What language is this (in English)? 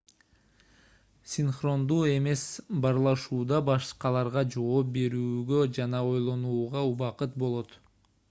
Kyrgyz